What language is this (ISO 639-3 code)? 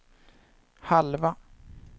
swe